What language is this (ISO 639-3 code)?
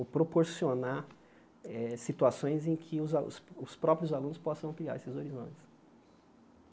por